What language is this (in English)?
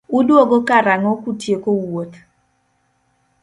Luo (Kenya and Tanzania)